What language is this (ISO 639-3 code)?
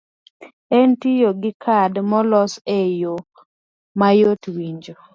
luo